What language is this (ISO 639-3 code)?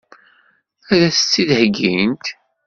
kab